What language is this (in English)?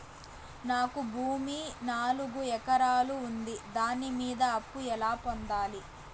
Telugu